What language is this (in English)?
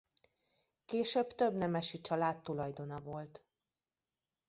Hungarian